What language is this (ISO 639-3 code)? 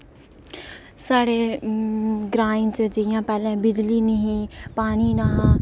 doi